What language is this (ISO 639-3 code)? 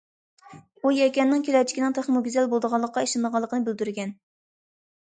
uig